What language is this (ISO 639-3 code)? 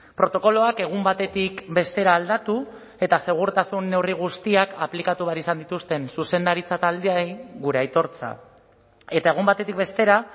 eus